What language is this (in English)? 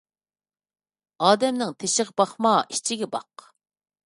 Uyghur